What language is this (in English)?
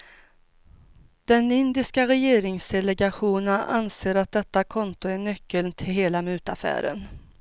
Swedish